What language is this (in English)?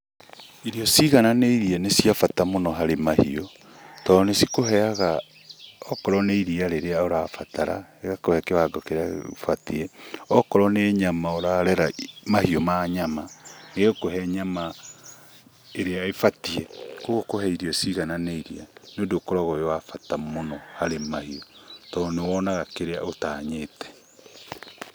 Kikuyu